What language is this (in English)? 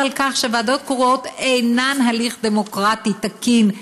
Hebrew